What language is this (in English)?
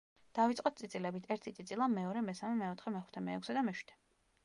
Georgian